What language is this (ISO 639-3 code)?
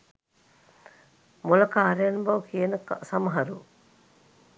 sin